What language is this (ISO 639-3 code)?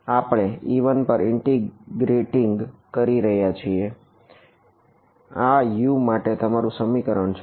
guj